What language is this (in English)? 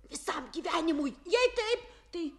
Lithuanian